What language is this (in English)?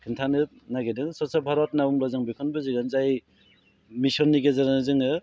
Bodo